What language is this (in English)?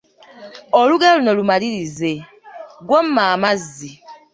Ganda